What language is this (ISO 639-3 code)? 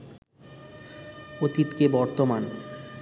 ben